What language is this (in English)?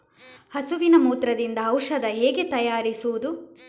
Kannada